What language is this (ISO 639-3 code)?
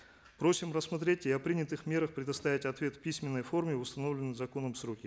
kaz